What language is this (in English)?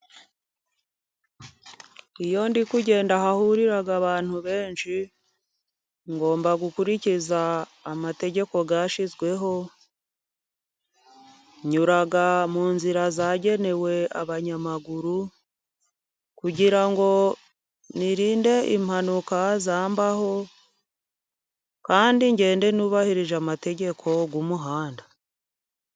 Kinyarwanda